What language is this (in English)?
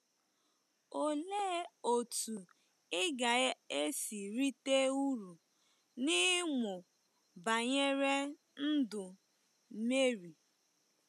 Igbo